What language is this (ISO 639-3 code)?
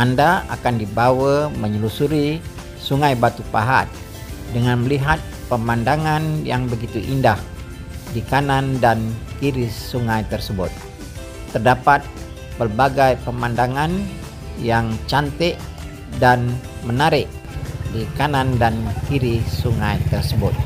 msa